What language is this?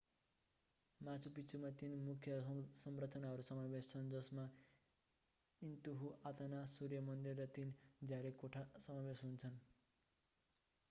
Nepali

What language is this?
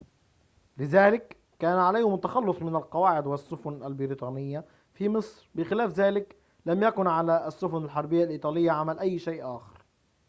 Arabic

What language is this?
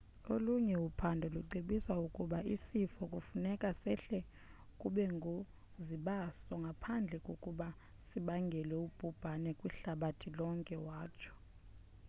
Xhosa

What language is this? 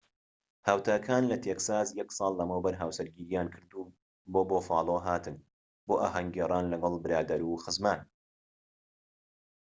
Central Kurdish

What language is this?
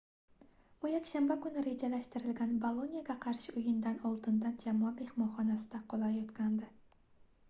Uzbek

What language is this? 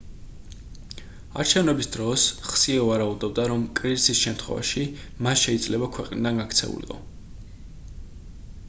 Georgian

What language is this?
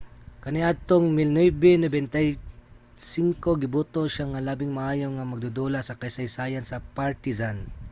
Cebuano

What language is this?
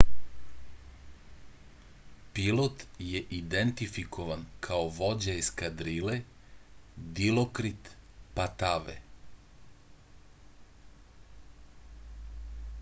Serbian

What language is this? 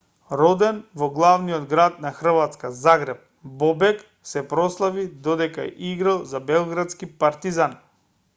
Macedonian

